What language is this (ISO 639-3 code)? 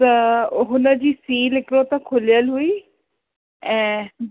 snd